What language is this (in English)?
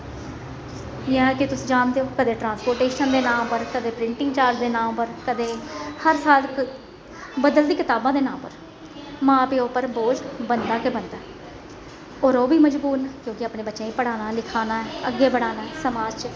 Dogri